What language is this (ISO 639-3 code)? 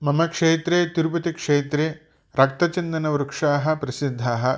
san